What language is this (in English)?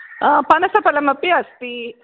Sanskrit